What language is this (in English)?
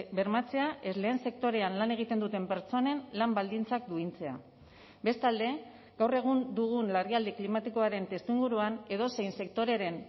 Basque